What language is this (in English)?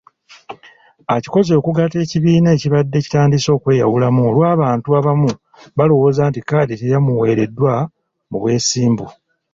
Ganda